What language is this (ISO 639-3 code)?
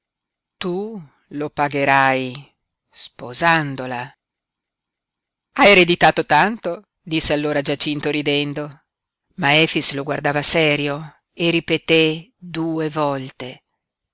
ita